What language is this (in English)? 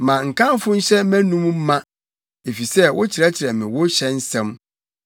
Akan